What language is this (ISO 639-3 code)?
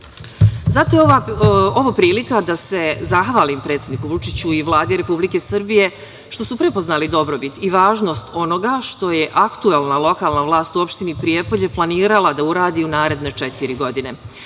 srp